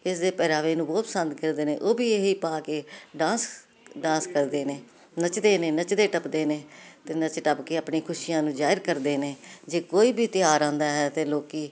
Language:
Punjabi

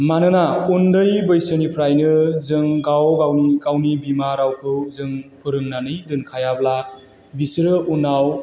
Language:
Bodo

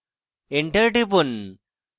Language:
Bangla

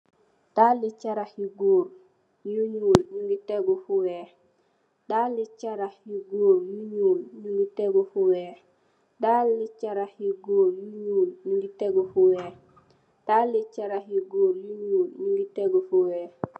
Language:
Wolof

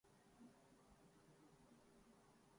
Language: Urdu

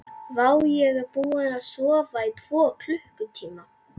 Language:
Icelandic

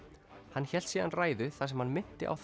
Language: Icelandic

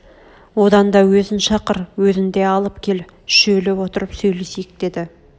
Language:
Kazakh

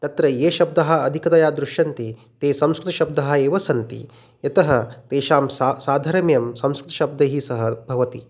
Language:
Sanskrit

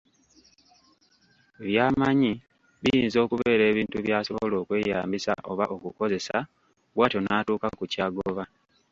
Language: Ganda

